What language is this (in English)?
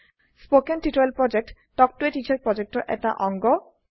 Assamese